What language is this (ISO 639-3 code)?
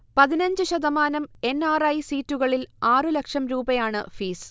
mal